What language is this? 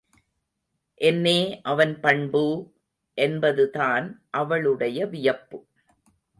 Tamil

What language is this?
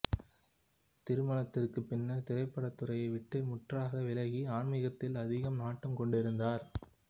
Tamil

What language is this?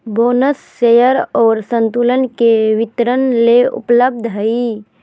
Magahi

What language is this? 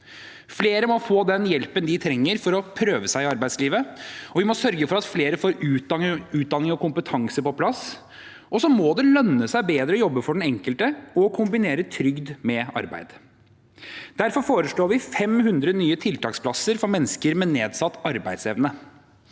Norwegian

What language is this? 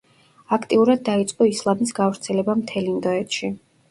Georgian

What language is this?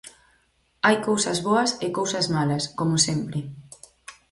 Galician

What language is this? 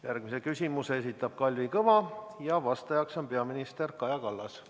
Estonian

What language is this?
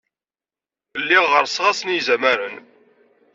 Kabyle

